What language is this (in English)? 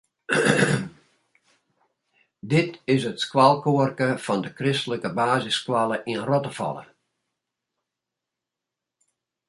Western Frisian